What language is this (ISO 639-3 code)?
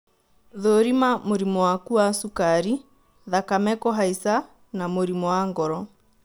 kik